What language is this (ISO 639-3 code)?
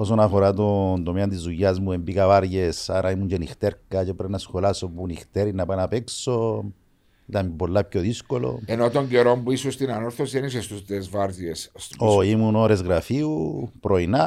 ell